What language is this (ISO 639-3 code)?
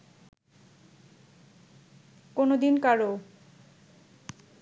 ben